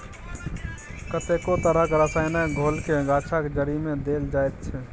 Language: Maithili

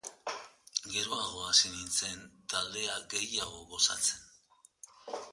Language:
Basque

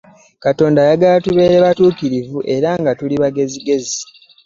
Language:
Ganda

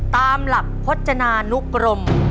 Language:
Thai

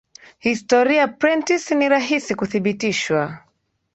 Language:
Swahili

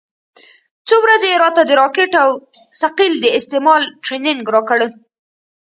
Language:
Pashto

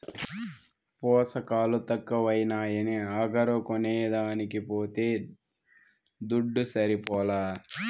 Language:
Telugu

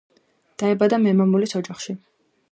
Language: Georgian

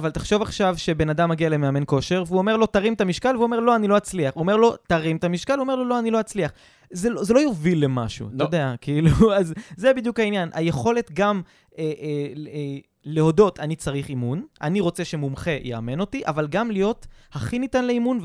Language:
Hebrew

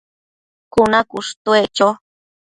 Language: Matsés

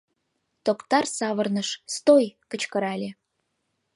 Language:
Mari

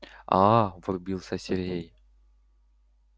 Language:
Russian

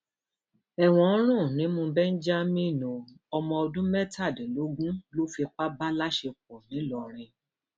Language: Yoruba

